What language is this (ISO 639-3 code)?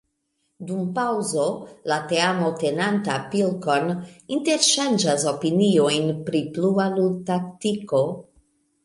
epo